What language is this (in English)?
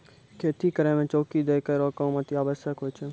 Maithili